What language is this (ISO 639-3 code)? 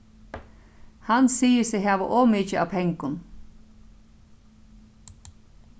fao